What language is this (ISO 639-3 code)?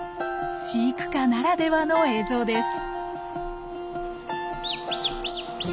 jpn